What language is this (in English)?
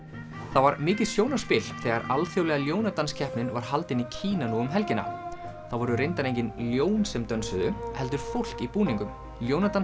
Icelandic